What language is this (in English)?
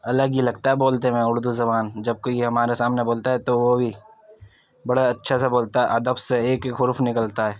Urdu